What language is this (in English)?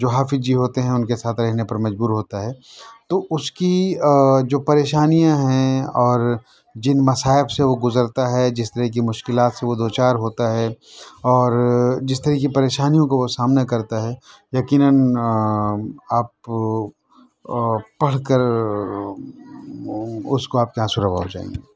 Urdu